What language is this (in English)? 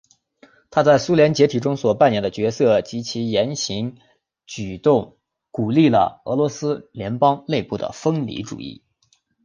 Chinese